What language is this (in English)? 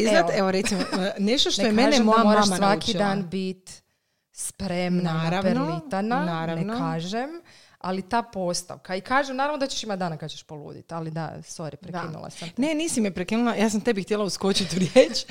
Croatian